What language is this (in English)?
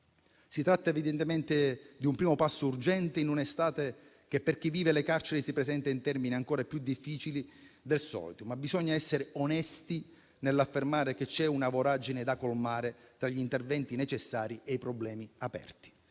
Italian